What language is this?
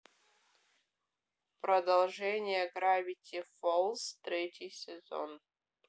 Russian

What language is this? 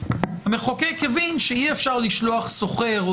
Hebrew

